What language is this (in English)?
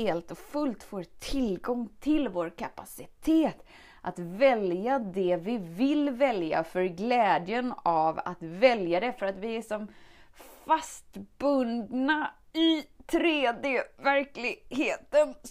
Swedish